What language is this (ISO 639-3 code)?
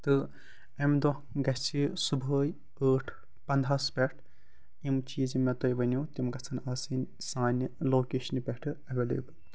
kas